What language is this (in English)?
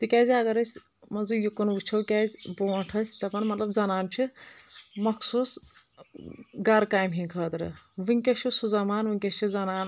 Kashmiri